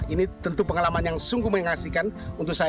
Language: Indonesian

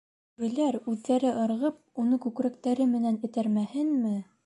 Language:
Bashkir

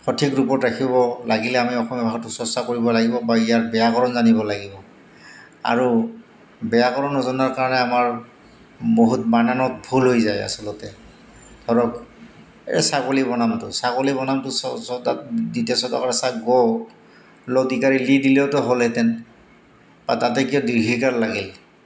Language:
Assamese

